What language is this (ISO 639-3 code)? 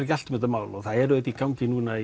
isl